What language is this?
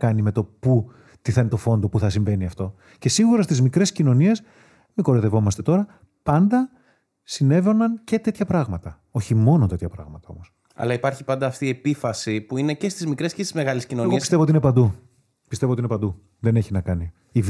Greek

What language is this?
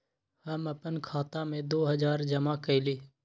Magahi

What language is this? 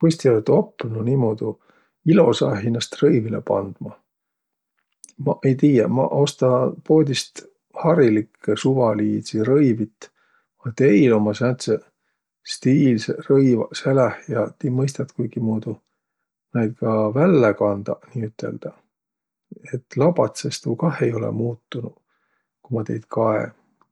Võro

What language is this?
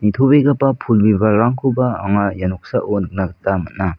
Garo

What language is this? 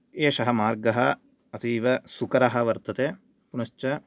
Sanskrit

